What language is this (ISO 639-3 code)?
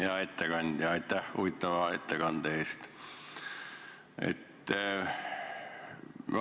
est